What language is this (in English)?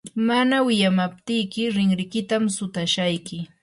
Yanahuanca Pasco Quechua